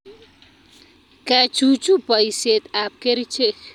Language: Kalenjin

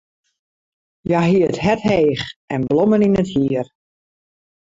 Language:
Western Frisian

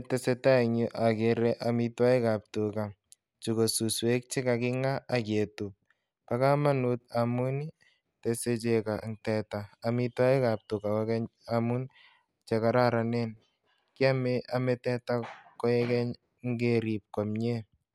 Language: Kalenjin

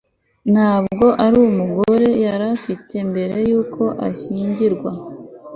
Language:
Kinyarwanda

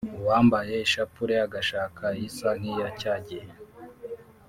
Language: Kinyarwanda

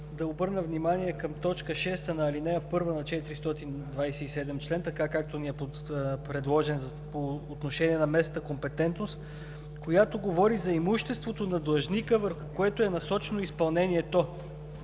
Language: Bulgarian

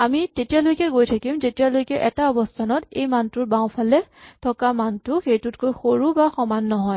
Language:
Assamese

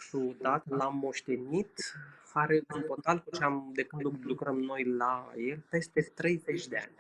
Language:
Romanian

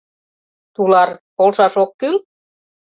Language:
Mari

